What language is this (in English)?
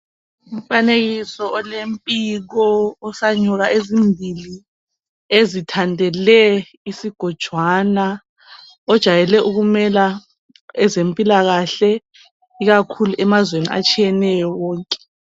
North Ndebele